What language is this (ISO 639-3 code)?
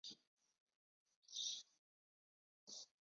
zho